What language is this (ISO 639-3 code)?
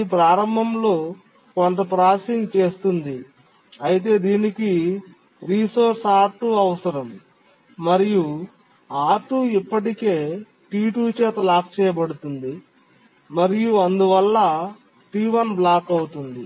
tel